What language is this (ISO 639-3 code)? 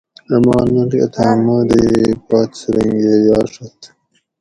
gwc